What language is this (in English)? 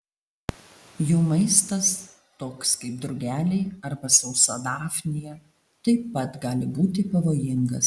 Lithuanian